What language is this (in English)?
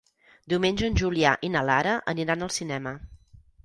Catalan